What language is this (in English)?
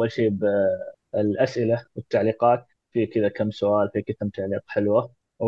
Arabic